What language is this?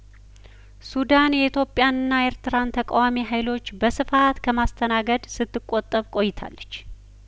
Amharic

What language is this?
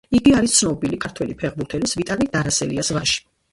Georgian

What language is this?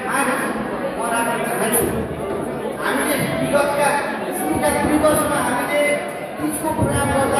Indonesian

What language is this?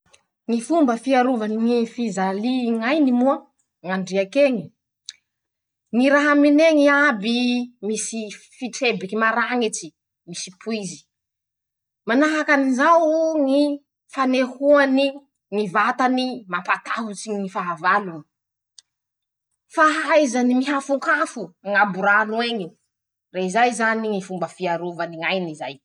Masikoro Malagasy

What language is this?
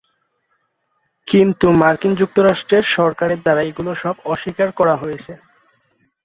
Bangla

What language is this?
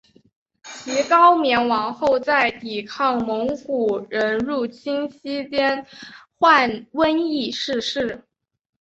Chinese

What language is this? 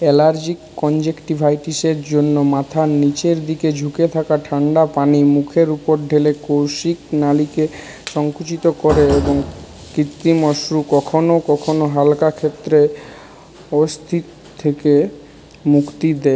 Bangla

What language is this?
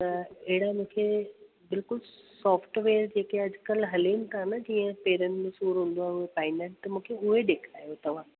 Sindhi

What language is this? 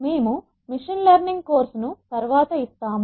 Telugu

